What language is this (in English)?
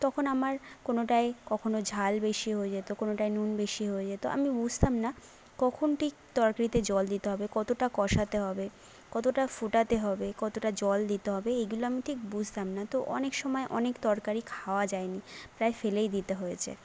Bangla